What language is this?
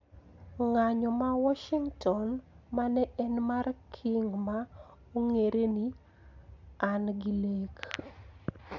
Luo (Kenya and Tanzania)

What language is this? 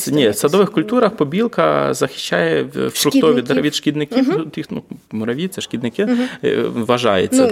Ukrainian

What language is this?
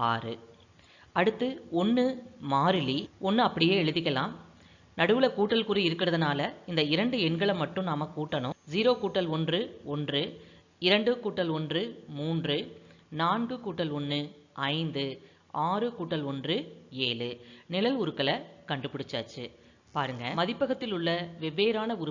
Tamil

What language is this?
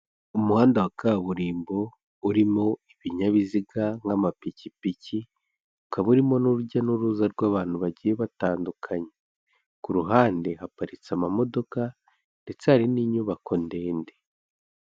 Kinyarwanda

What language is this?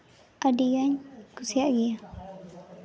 Santali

